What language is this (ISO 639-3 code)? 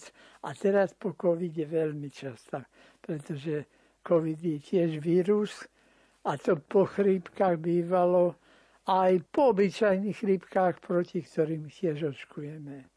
slk